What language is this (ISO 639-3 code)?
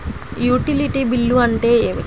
tel